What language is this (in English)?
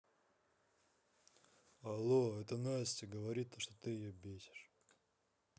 Russian